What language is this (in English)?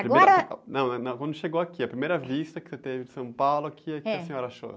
Portuguese